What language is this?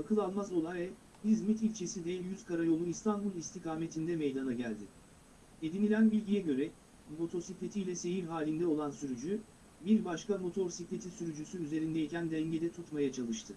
Turkish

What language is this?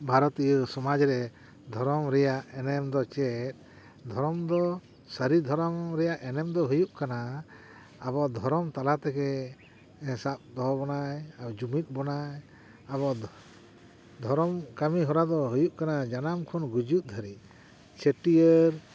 Santali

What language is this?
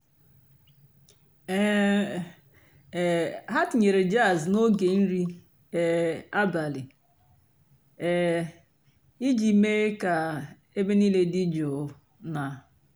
Igbo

